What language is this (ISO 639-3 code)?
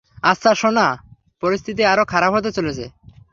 ben